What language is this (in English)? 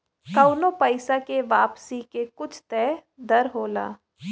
Bhojpuri